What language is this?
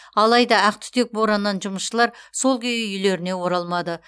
Kazakh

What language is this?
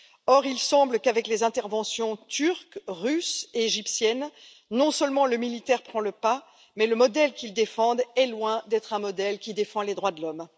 French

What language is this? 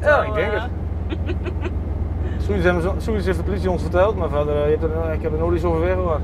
Dutch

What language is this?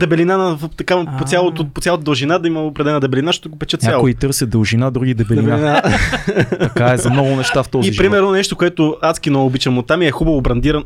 Bulgarian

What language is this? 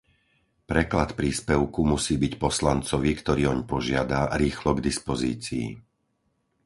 Slovak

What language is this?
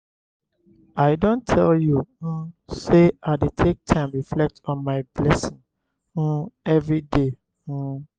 Nigerian Pidgin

